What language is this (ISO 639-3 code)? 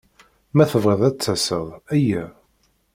kab